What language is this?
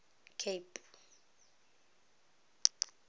Tswana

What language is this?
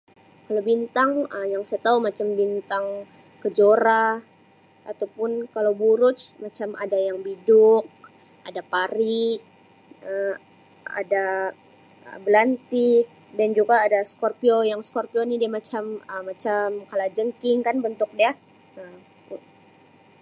Sabah Malay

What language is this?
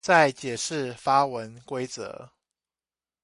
Chinese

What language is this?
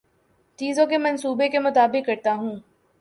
Urdu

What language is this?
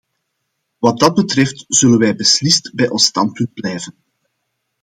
Dutch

